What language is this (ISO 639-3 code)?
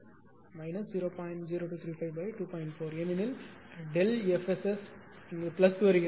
tam